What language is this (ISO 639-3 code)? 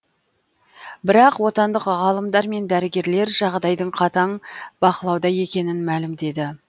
kaz